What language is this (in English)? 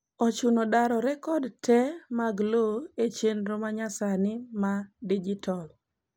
Luo (Kenya and Tanzania)